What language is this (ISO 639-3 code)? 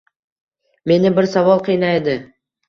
uzb